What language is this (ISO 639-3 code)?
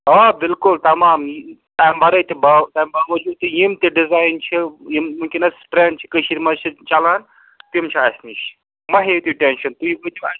kas